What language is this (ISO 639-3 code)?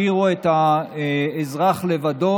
heb